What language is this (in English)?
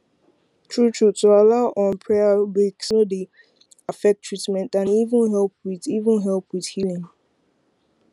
Nigerian Pidgin